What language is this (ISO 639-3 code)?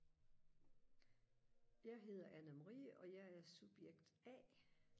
dan